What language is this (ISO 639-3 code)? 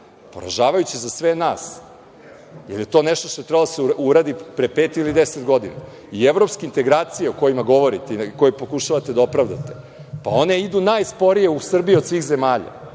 srp